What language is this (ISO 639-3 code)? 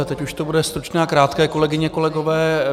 ces